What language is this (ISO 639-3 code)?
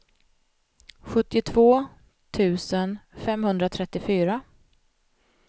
swe